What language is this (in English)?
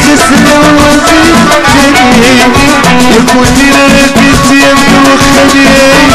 Arabic